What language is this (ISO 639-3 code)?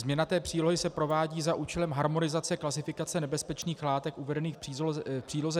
ces